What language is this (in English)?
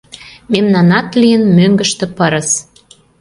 Mari